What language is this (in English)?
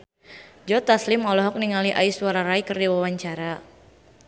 Sundanese